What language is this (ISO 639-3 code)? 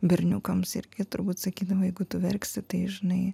lit